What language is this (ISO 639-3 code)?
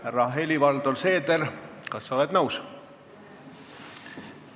est